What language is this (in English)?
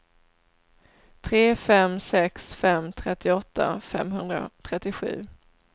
Swedish